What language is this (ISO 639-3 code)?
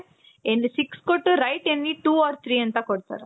kan